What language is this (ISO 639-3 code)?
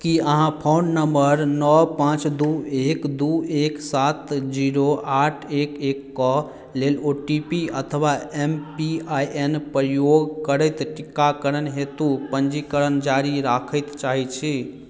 mai